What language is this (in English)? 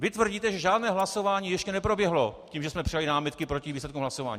Czech